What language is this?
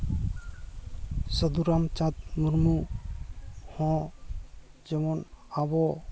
Santali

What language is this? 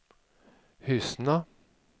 Swedish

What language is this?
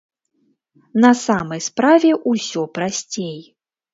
Belarusian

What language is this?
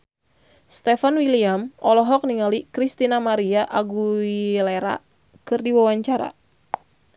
Sundanese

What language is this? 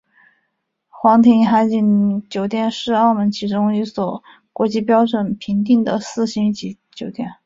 Chinese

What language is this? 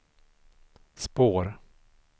Swedish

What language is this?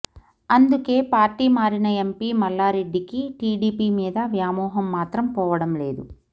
Telugu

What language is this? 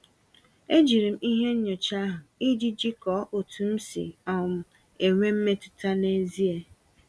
Igbo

